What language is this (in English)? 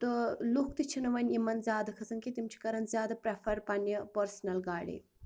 Kashmiri